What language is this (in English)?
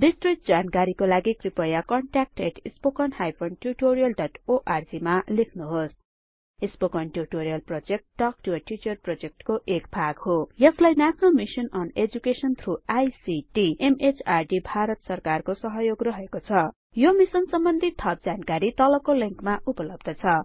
Nepali